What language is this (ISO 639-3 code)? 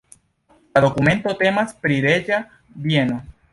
epo